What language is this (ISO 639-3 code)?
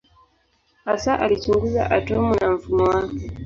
swa